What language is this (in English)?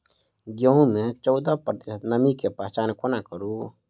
Maithili